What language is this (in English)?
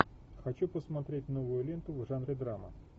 Russian